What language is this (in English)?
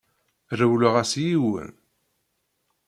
Kabyle